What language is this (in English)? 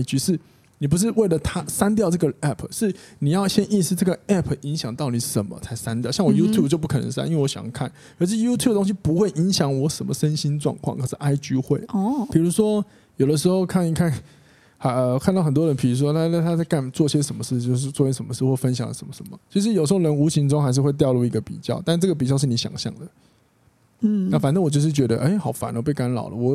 Chinese